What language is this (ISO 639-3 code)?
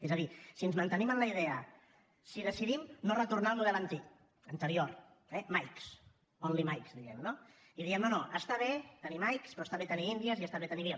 cat